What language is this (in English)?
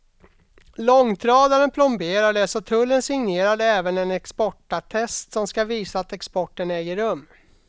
Swedish